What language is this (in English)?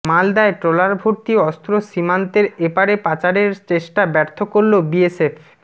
Bangla